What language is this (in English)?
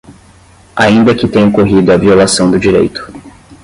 Portuguese